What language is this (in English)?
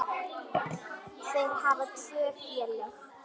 Icelandic